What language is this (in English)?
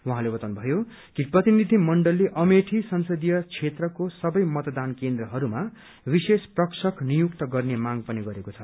Nepali